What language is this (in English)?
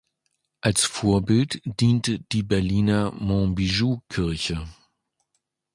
German